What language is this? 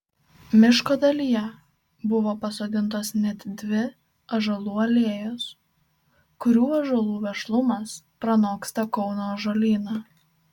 Lithuanian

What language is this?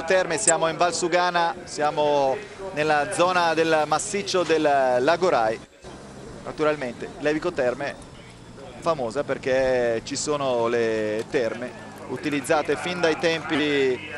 Italian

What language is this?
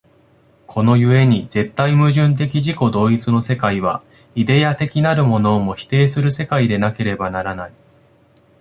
Japanese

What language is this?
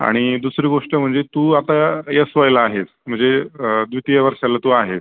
Marathi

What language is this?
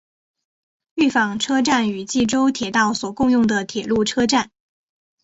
Chinese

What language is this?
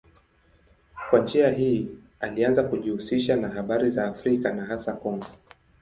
Swahili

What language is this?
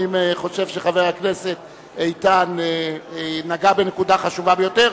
Hebrew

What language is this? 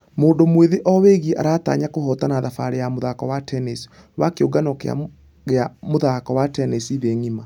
Kikuyu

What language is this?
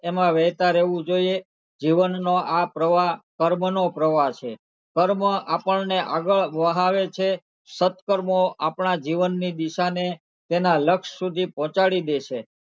Gujarati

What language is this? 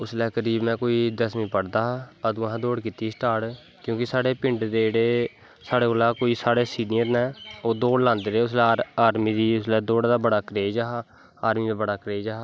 Dogri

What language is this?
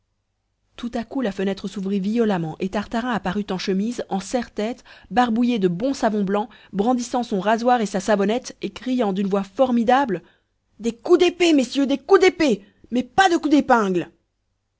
French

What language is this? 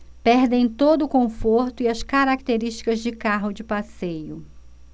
Portuguese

